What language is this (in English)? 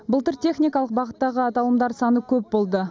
Kazakh